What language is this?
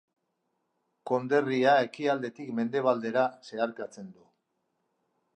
Basque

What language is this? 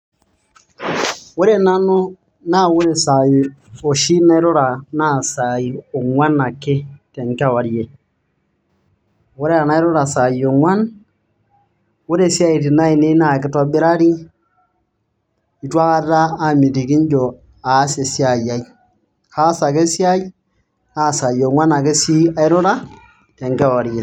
Masai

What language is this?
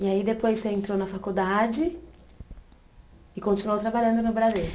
Portuguese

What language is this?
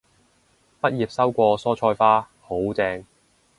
Cantonese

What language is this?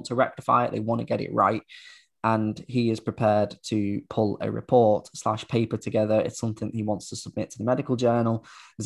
English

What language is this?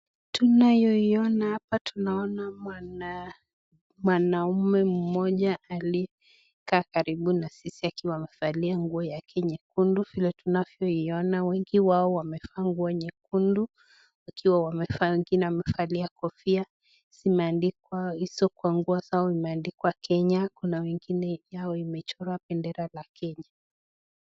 Swahili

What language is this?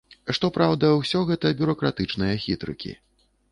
Belarusian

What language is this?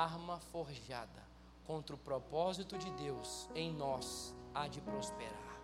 Portuguese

